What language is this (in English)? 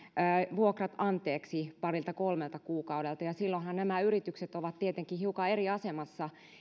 Finnish